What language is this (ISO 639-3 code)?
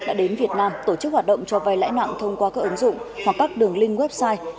vie